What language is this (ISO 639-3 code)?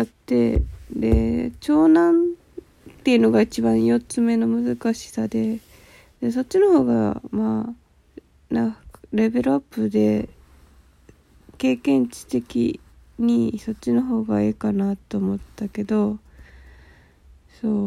jpn